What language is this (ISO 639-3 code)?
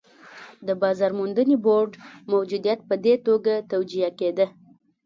pus